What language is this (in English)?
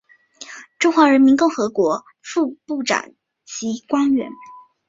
Chinese